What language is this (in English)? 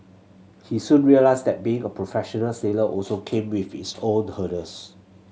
English